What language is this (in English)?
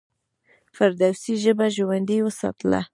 Pashto